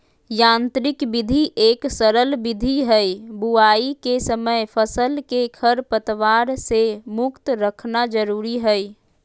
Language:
Magahi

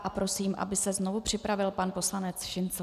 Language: Czech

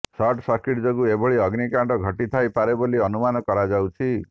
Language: Odia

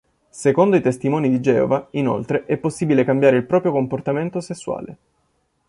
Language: Italian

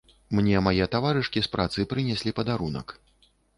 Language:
Belarusian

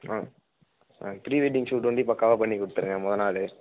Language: Tamil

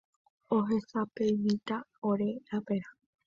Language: Guarani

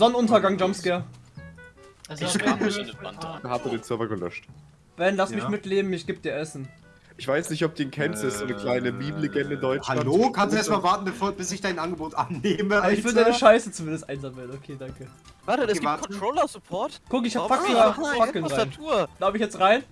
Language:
German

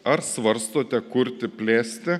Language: Lithuanian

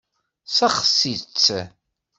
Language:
Kabyle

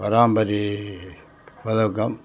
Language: Tamil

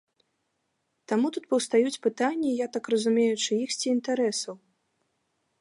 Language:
Belarusian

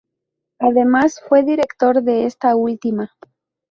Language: Spanish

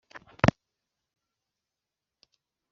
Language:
Kinyarwanda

